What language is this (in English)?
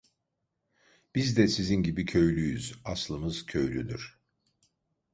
Turkish